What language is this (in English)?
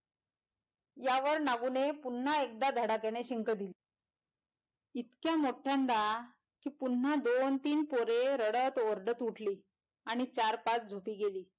Marathi